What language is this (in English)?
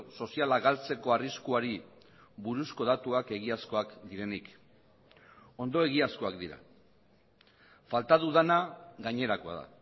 Basque